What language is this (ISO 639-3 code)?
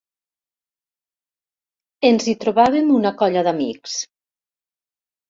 cat